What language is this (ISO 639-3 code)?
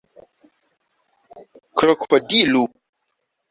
epo